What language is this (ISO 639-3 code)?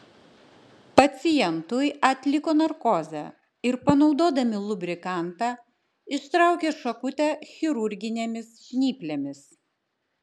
lit